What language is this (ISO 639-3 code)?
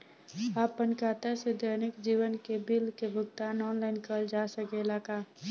bho